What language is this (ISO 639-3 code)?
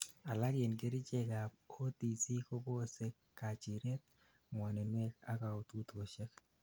kln